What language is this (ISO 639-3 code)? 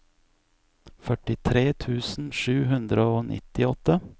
nor